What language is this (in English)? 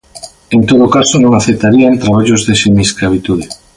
Galician